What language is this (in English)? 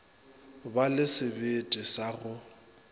Northern Sotho